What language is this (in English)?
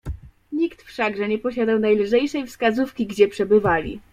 Polish